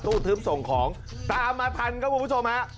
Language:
Thai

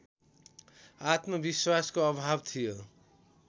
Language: Nepali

